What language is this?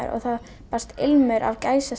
Icelandic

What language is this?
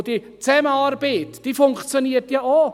Swiss German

